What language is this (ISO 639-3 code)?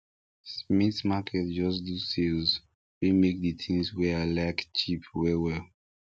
pcm